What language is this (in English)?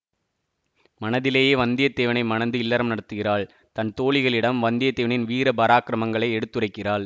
Tamil